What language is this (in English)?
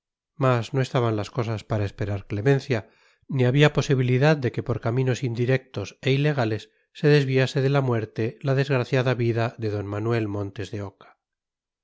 Spanish